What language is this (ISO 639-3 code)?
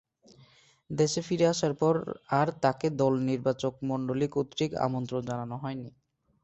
ben